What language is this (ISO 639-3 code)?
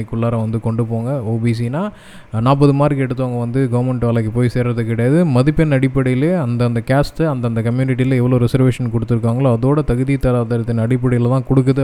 tam